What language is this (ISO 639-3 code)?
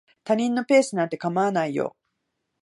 jpn